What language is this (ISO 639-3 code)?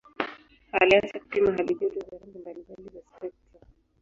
swa